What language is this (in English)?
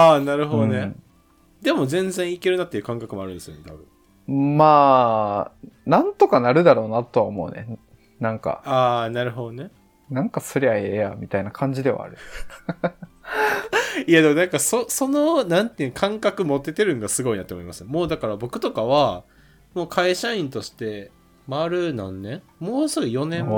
Japanese